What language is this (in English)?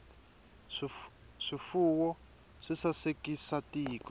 Tsonga